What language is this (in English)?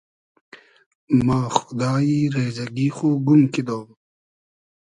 Hazaragi